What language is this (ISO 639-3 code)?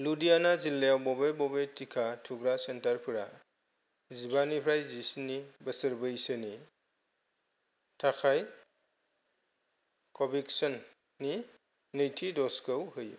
brx